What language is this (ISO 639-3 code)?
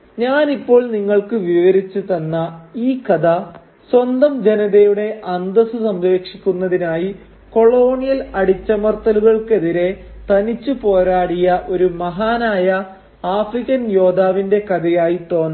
mal